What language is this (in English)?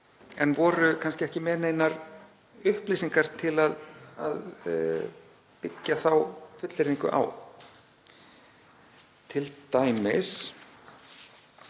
Icelandic